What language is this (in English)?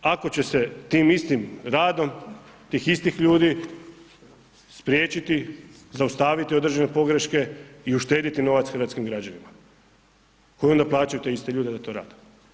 Croatian